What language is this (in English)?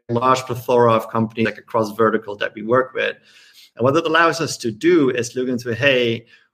English